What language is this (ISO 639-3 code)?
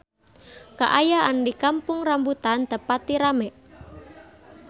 sun